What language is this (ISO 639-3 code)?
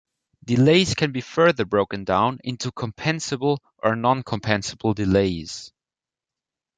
eng